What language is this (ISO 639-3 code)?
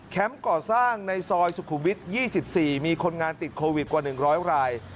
tha